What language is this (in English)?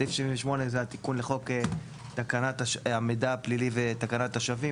Hebrew